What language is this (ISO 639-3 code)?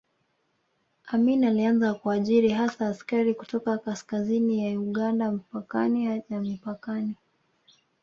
swa